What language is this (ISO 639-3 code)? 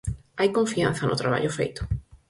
glg